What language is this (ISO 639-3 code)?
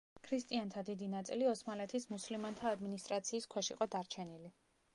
kat